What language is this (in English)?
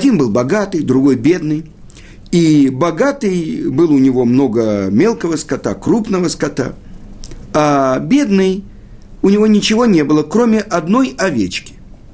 Russian